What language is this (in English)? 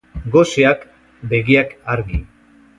Basque